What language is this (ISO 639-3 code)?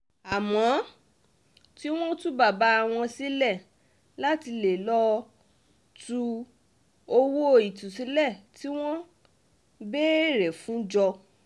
yor